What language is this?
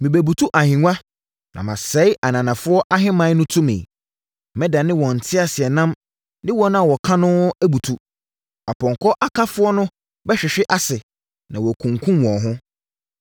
Akan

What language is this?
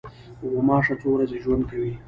Pashto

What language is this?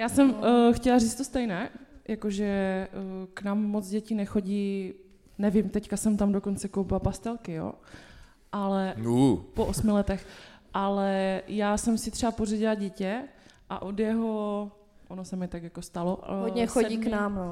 Czech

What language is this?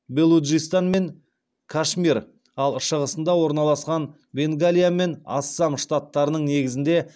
Kazakh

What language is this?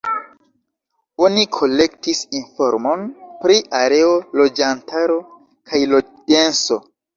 Esperanto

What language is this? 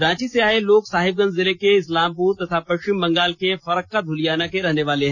Hindi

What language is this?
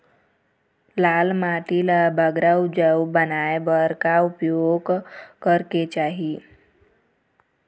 Chhattisgarhi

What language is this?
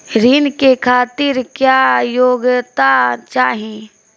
Bhojpuri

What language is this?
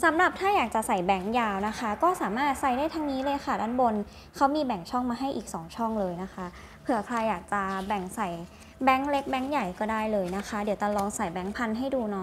Thai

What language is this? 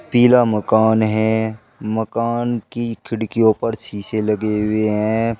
Hindi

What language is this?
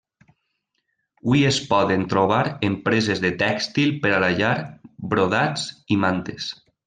Catalan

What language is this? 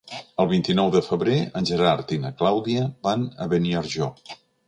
Catalan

